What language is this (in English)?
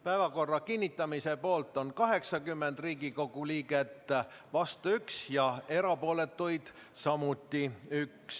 Estonian